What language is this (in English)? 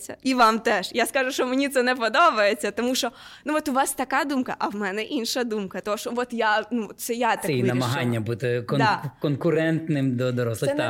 Ukrainian